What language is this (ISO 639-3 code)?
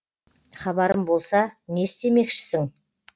kaz